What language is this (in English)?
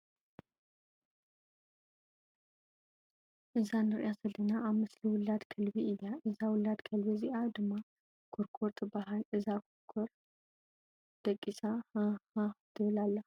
Tigrinya